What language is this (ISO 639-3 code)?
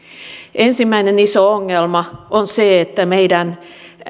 fin